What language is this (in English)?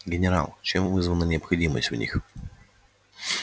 Russian